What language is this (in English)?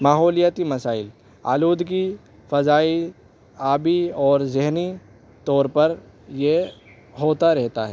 Urdu